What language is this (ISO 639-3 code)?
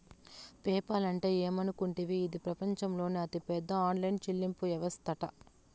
tel